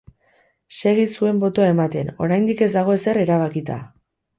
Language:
Basque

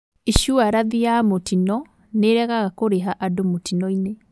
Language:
Kikuyu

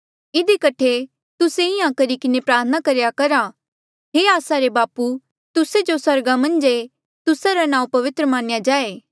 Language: Mandeali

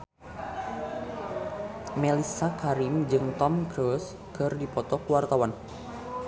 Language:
Sundanese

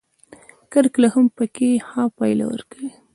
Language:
Pashto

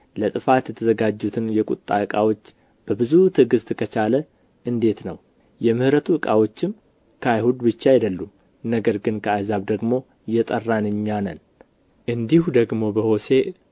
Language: Amharic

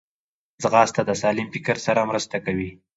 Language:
Pashto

